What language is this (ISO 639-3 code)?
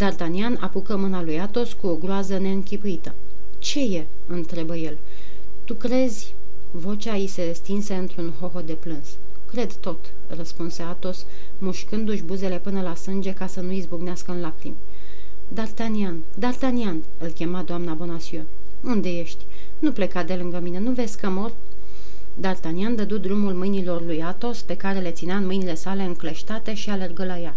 ron